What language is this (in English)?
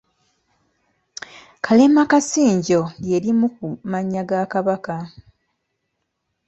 Ganda